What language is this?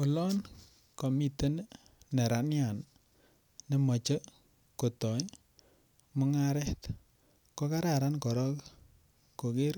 Kalenjin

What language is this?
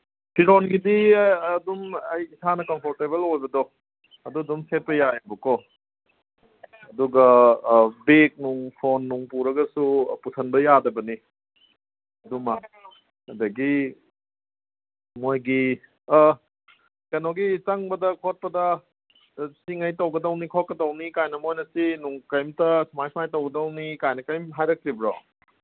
Manipuri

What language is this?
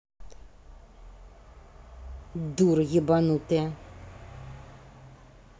Russian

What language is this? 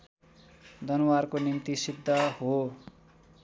Nepali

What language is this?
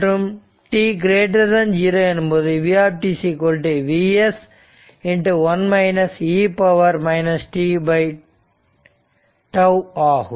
Tamil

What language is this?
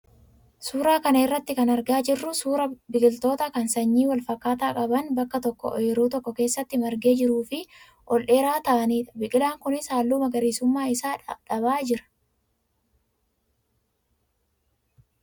Oromo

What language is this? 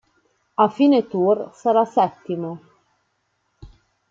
Italian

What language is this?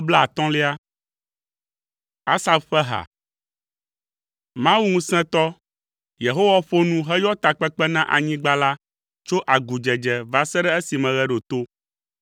Ewe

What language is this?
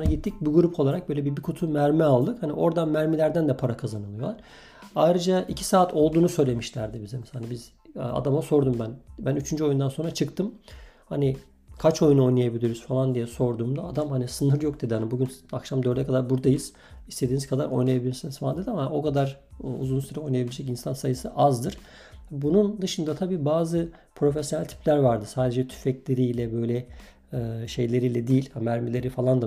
Turkish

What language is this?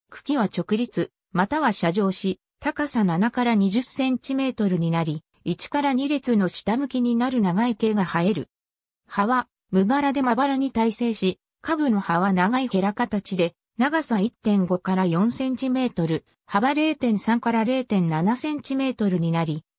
Japanese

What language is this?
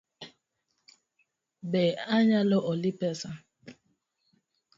Luo (Kenya and Tanzania)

